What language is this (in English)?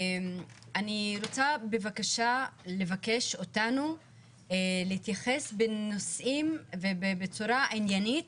Hebrew